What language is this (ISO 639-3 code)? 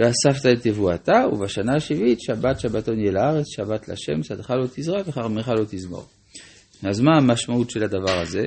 heb